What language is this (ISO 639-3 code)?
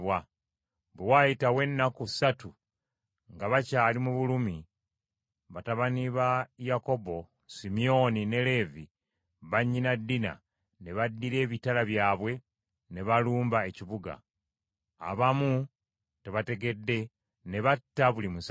lug